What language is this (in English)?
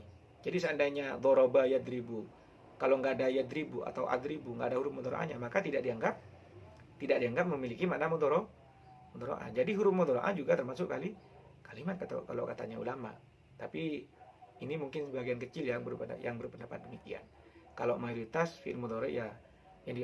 Indonesian